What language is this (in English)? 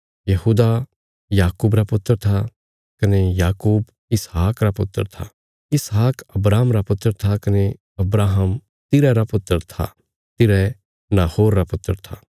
Bilaspuri